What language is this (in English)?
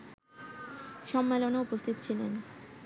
Bangla